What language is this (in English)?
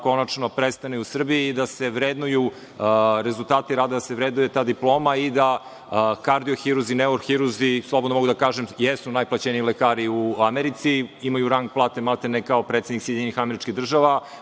Serbian